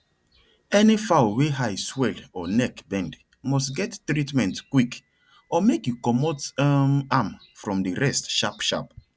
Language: Nigerian Pidgin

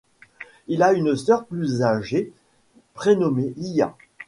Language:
French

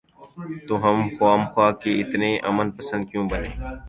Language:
Urdu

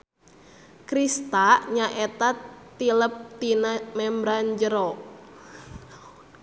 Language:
Sundanese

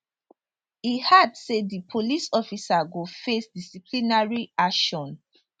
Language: Nigerian Pidgin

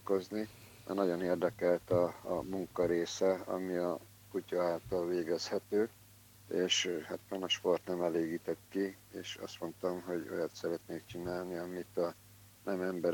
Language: Hungarian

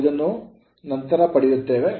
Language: Kannada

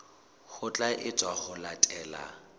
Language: Southern Sotho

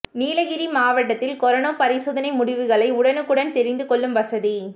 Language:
Tamil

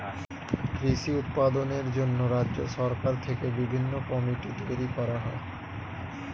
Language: Bangla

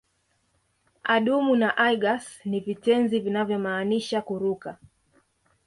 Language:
Swahili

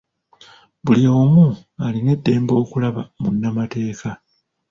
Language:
Ganda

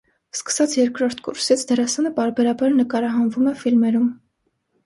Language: Armenian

